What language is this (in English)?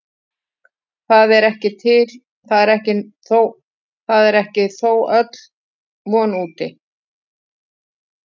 Icelandic